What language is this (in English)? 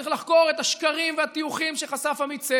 Hebrew